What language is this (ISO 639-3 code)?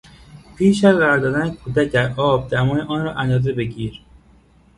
fas